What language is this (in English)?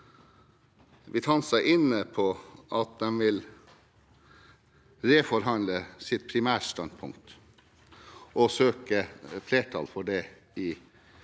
Norwegian